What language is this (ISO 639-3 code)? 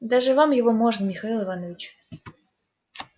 rus